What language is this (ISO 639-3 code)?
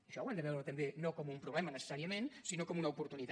cat